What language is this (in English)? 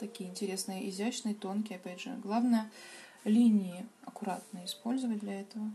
Russian